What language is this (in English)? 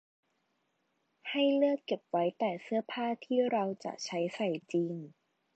Thai